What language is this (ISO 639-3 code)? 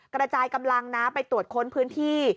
tha